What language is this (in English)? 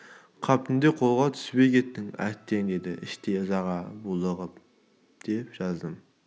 Kazakh